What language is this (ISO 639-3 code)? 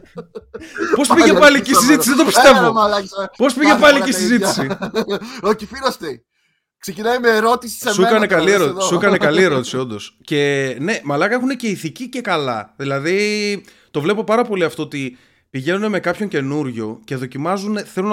ell